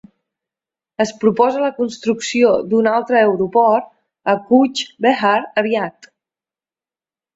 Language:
Catalan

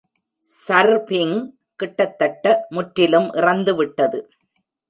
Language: Tamil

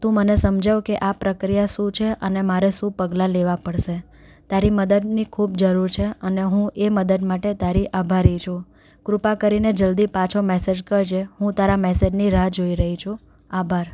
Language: Gujarati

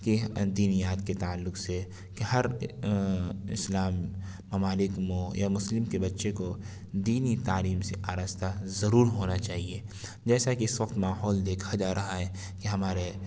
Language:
Urdu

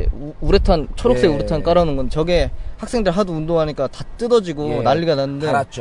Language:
Korean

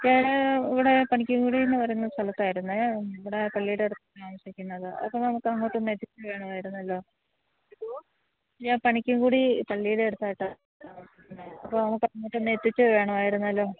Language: Malayalam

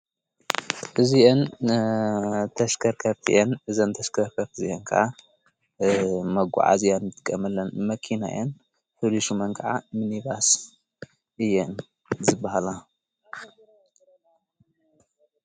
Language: Tigrinya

